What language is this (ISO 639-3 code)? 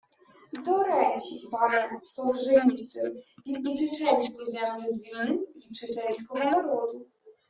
ukr